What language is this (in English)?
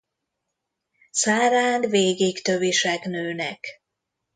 Hungarian